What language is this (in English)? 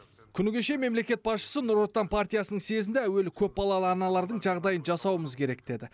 Kazakh